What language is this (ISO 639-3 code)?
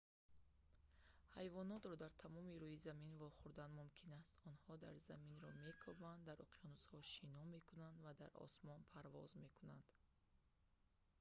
tgk